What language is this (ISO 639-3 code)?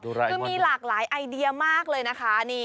tha